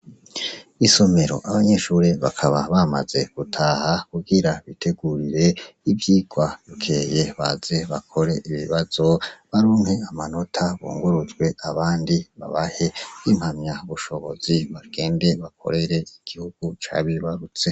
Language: Rundi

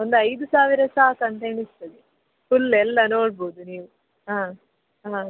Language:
Kannada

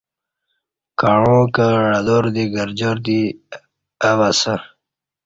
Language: Kati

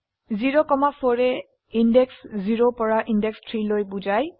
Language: Assamese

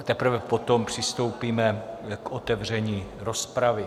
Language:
Czech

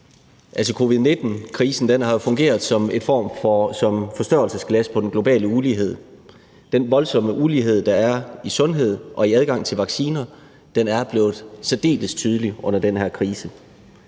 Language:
Danish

